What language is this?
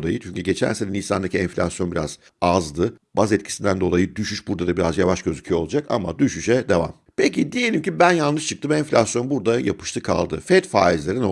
Turkish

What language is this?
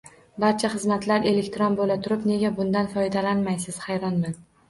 Uzbek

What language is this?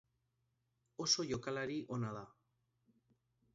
Basque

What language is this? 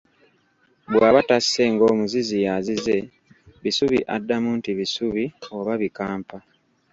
Ganda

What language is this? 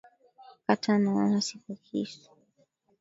Swahili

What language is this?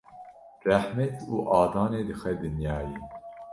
Kurdish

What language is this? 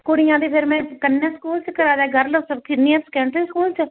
Punjabi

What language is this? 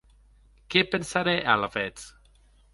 Occitan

